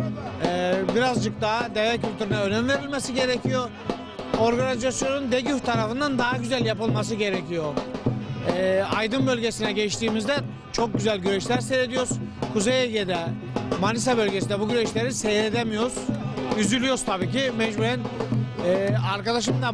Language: Turkish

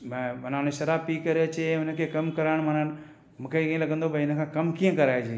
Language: Sindhi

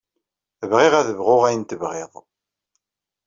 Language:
Kabyle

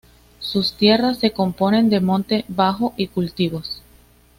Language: Spanish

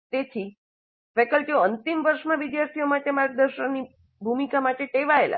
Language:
Gujarati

